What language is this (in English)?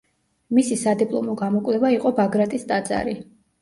Georgian